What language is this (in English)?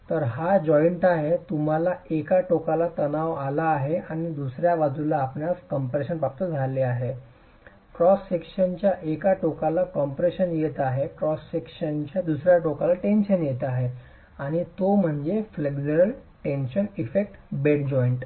Marathi